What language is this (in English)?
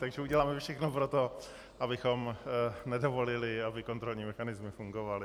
Czech